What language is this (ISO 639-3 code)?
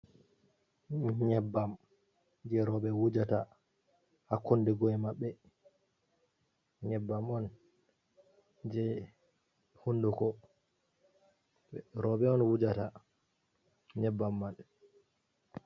ful